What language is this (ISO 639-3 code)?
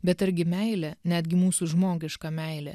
lit